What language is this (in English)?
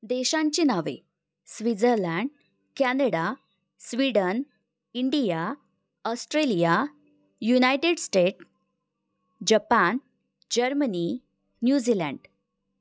Marathi